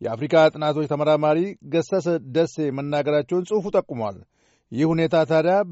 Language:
Amharic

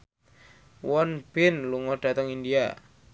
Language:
Javanese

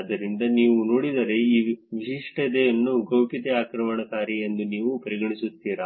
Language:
Kannada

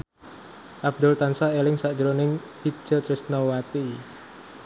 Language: Javanese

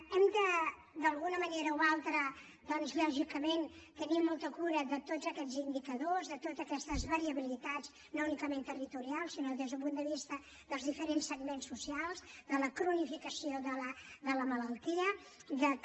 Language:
Catalan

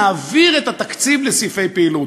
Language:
Hebrew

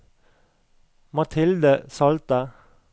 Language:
Norwegian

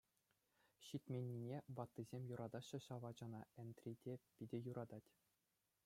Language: Chuvash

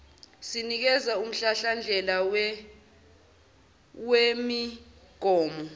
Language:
Zulu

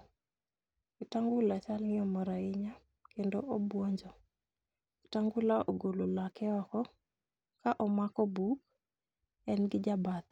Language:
Luo (Kenya and Tanzania)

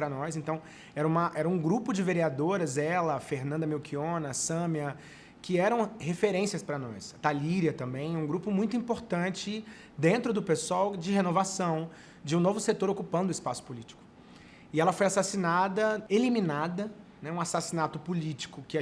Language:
Portuguese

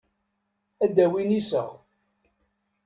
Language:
Kabyle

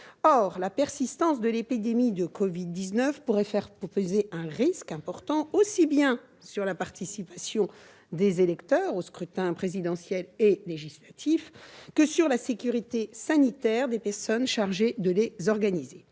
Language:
French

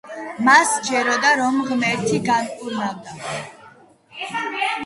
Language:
Georgian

